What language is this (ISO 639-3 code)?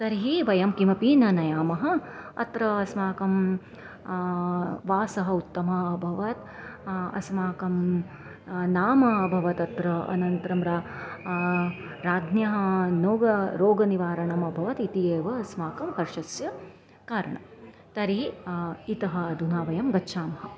san